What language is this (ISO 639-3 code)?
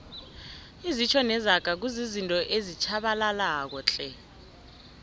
nbl